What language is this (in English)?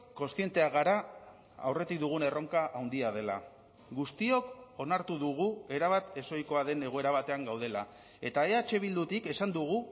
Basque